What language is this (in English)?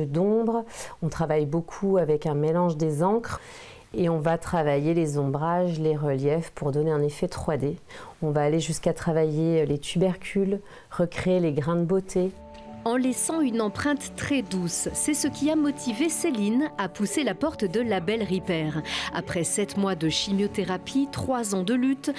French